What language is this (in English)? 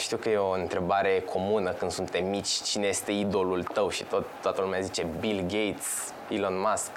Romanian